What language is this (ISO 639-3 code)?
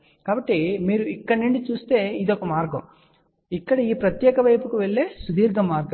tel